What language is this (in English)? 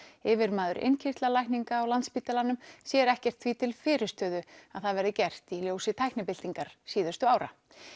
Icelandic